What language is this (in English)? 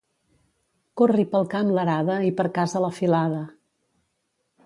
Catalan